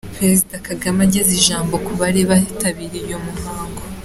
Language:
Kinyarwanda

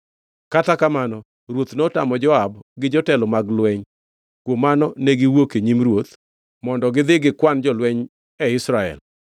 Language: Luo (Kenya and Tanzania)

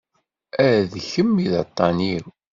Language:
Kabyle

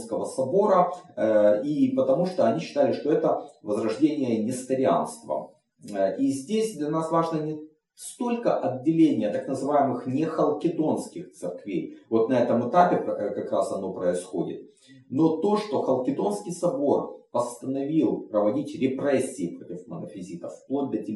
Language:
Russian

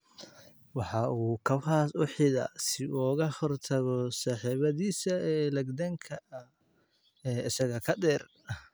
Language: Somali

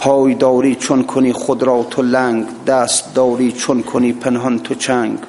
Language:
Persian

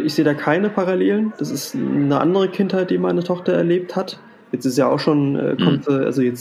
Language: German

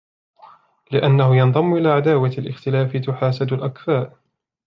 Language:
Arabic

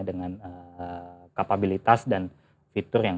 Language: Indonesian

